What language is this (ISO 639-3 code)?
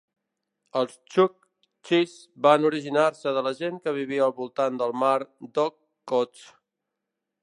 cat